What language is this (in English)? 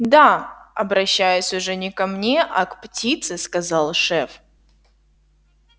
Russian